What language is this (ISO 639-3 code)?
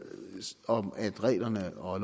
dan